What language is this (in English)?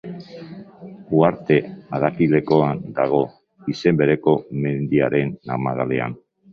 Basque